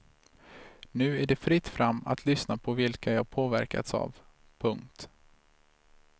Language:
Swedish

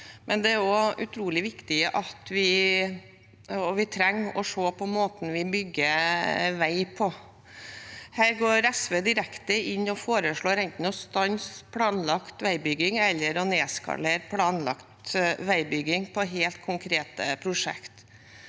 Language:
Norwegian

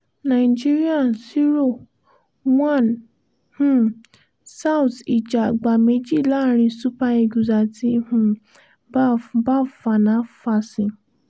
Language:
Yoruba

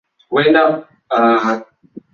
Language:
Swahili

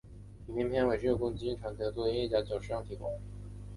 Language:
Chinese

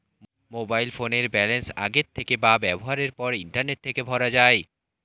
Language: Bangla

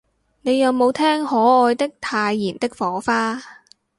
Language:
Cantonese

